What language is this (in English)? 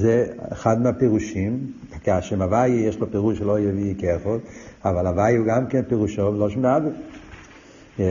Hebrew